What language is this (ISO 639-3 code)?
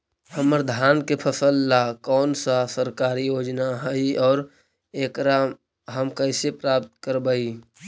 mag